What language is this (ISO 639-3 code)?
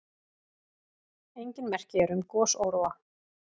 isl